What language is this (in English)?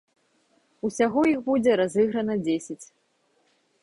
Belarusian